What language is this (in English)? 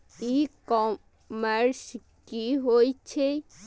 Maithili